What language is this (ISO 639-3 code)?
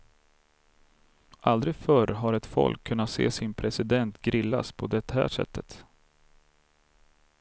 swe